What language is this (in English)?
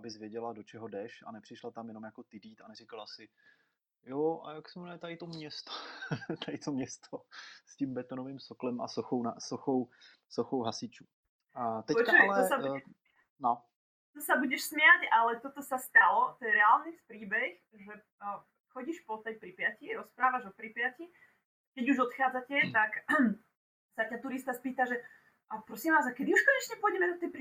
Czech